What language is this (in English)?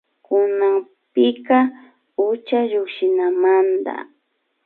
Imbabura Highland Quichua